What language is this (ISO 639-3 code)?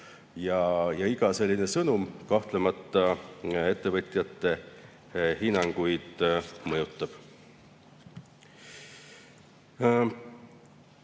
est